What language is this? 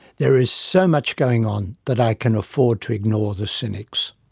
English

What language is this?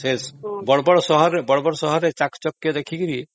Odia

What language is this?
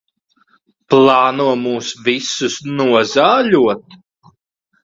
Latvian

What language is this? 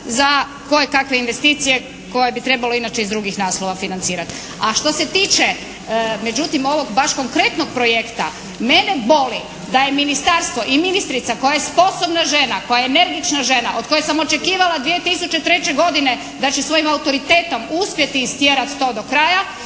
Croatian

